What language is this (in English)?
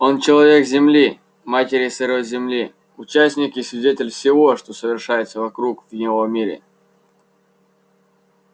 Russian